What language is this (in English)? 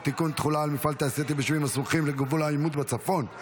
Hebrew